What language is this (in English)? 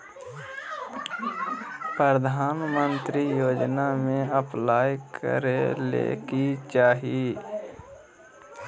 Magahi